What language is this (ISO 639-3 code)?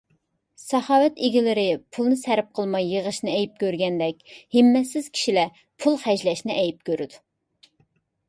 uig